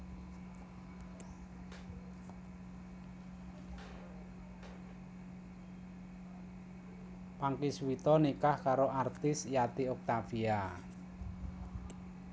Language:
Javanese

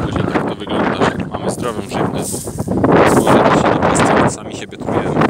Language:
Polish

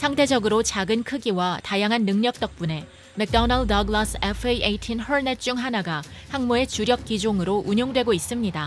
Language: Korean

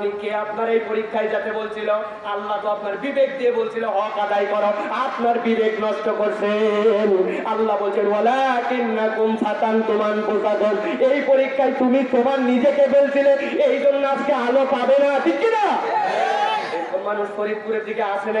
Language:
Bangla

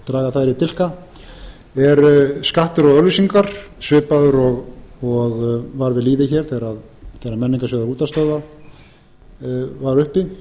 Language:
Icelandic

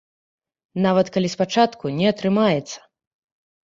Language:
Belarusian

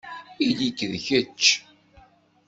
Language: Kabyle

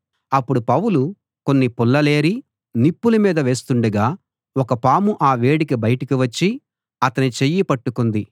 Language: Telugu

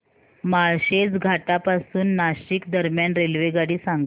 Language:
Marathi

